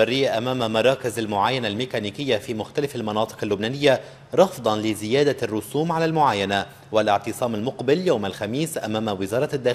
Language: Arabic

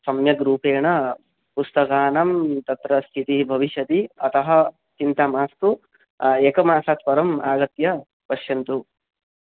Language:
Sanskrit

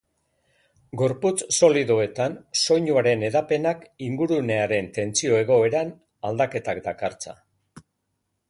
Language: Basque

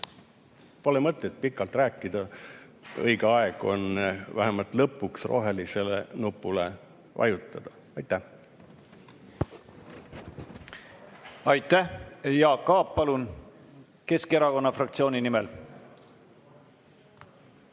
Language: Estonian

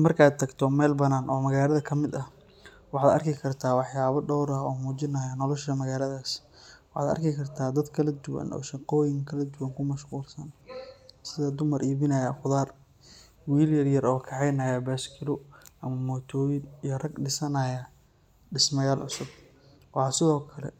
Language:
Somali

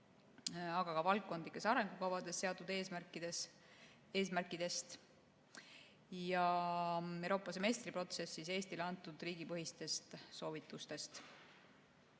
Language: Estonian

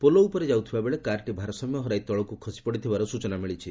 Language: Odia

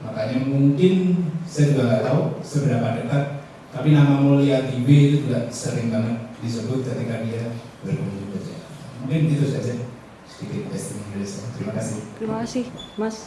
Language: Indonesian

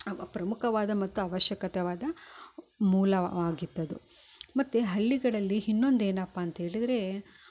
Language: Kannada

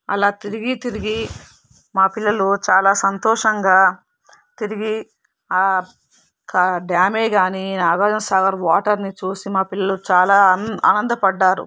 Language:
Telugu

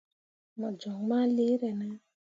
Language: Mundang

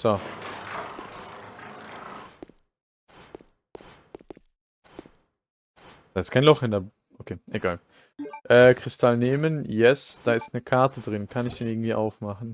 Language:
German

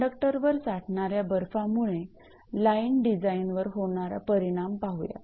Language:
Marathi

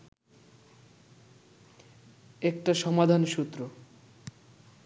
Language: Bangla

